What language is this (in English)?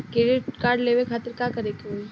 Bhojpuri